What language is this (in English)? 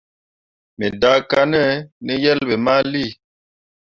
Mundang